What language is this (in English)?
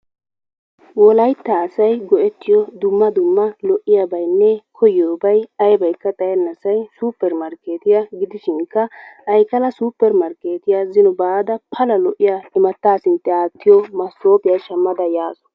Wolaytta